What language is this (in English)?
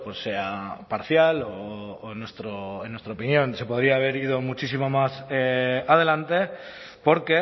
Spanish